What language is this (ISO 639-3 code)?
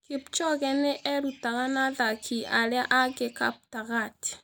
kik